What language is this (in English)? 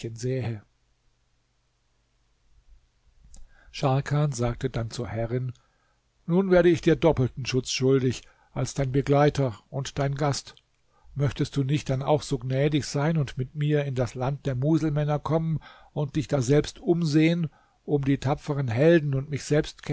German